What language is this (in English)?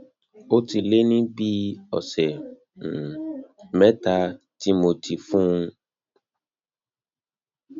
Yoruba